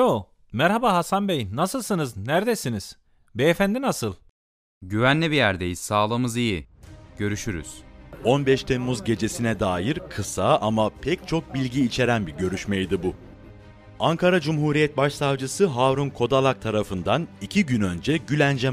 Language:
Turkish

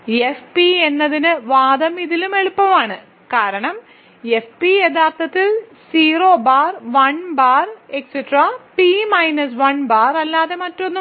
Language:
Malayalam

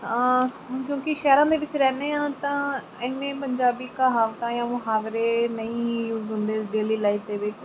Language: Punjabi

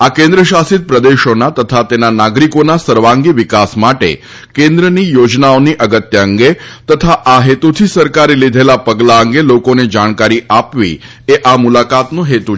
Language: Gujarati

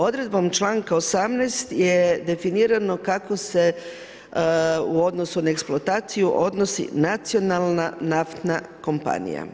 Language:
Croatian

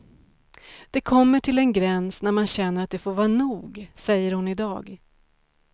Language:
Swedish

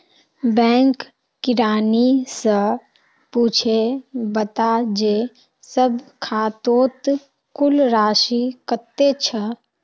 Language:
Magahi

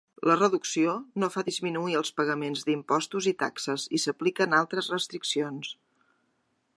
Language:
Catalan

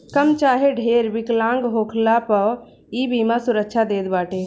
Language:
Bhojpuri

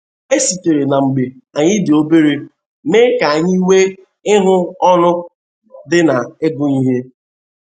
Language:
Igbo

